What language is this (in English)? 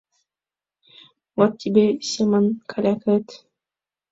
Mari